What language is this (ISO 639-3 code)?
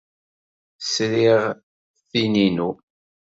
kab